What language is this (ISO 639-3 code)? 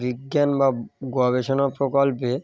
ben